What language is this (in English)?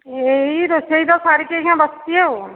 Odia